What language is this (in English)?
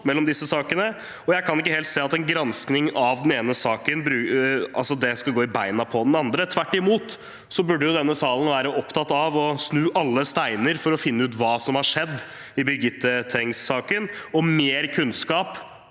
Norwegian